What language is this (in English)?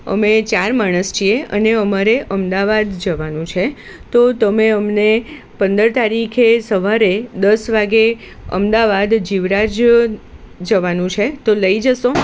Gujarati